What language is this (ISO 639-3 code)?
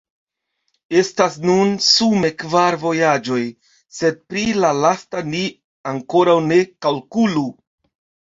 epo